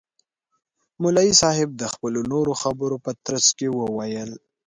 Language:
Pashto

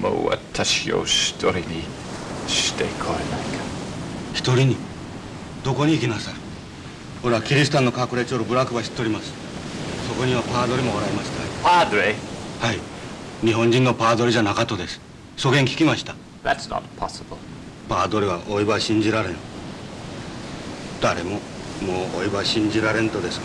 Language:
Japanese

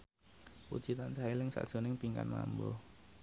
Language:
Javanese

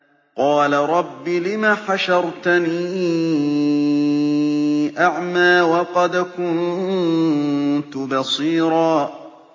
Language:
Arabic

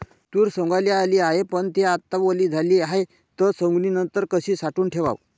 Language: Marathi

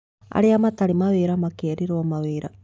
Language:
Kikuyu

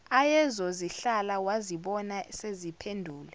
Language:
Zulu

